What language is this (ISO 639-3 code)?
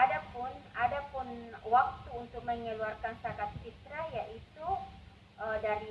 ind